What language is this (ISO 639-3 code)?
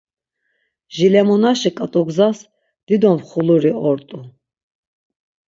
lzz